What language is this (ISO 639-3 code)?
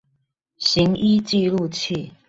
zho